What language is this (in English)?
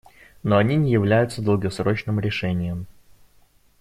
Russian